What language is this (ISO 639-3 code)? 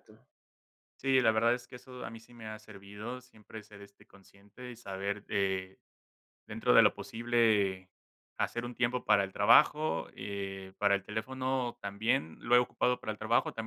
spa